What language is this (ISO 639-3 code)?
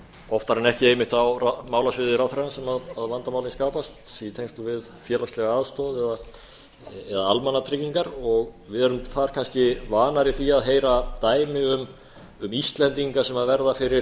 isl